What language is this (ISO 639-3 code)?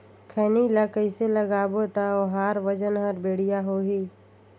hne